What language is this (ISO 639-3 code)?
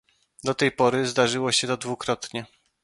pol